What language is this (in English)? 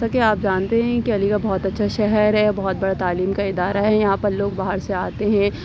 Urdu